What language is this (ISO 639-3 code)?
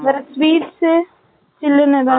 tam